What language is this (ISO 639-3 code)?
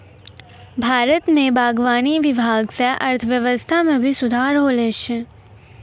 mai